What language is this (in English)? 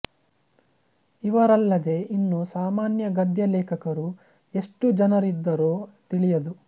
Kannada